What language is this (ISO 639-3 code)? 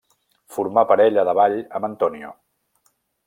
cat